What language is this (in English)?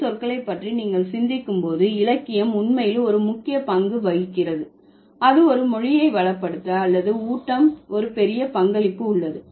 Tamil